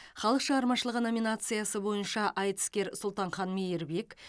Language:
Kazakh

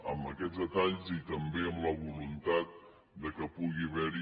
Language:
Catalan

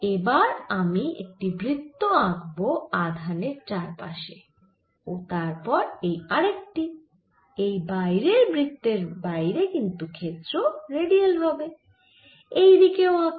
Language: Bangla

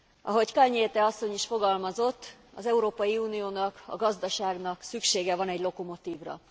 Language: Hungarian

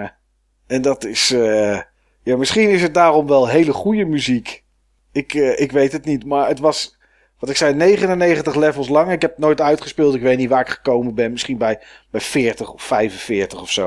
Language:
Dutch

